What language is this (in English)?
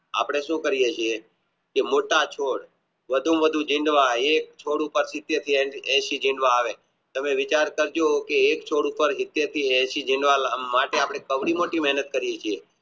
Gujarati